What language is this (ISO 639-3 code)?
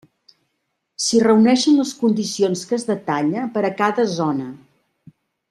cat